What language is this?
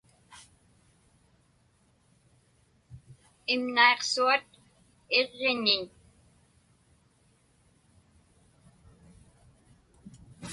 Inupiaq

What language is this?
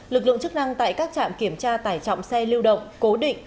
Vietnamese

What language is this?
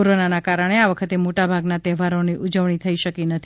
Gujarati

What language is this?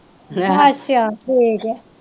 Punjabi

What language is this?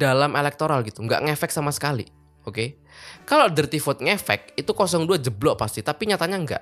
Indonesian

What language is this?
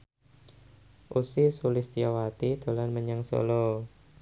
Javanese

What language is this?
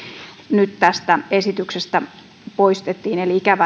Finnish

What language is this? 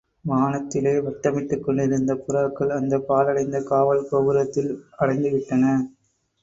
Tamil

